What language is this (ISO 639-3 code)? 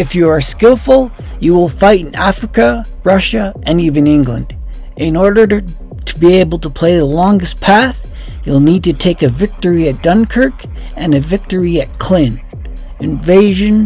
eng